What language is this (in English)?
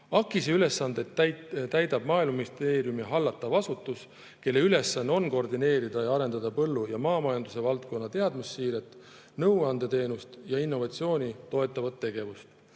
Estonian